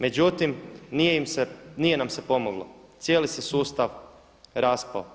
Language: Croatian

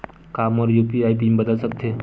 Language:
Chhattisgarhi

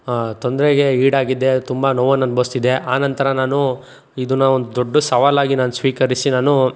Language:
Kannada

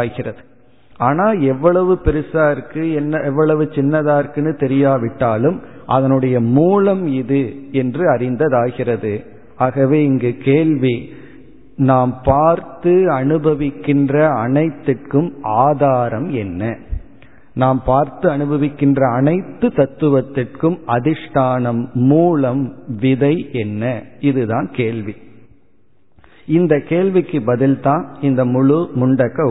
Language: Tamil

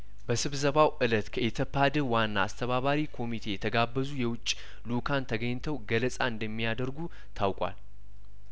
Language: Amharic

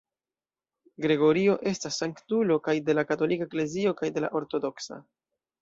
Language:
Esperanto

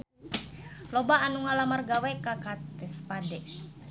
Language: Sundanese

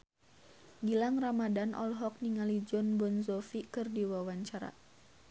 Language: Sundanese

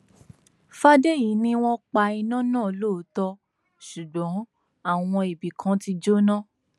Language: Yoruba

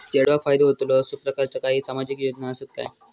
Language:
Marathi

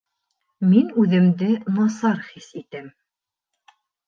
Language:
Bashkir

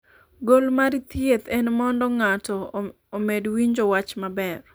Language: Luo (Kenya and Tanzania)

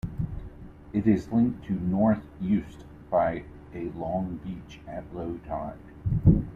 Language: English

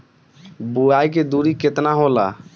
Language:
Bhojpuri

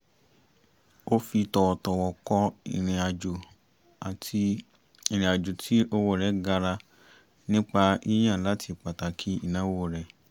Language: Yoruba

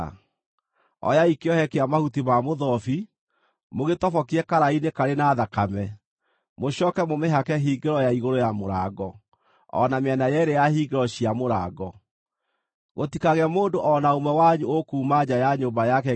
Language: Kikuyu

